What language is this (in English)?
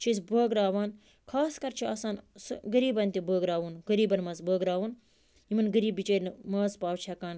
Kashmiri